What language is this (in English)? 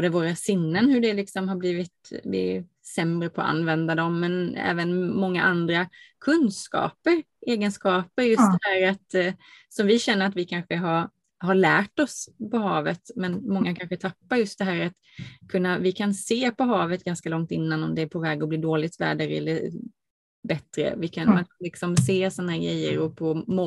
Swedish